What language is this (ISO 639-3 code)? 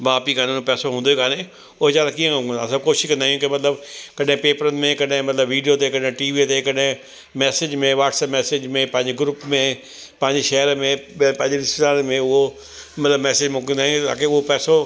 snd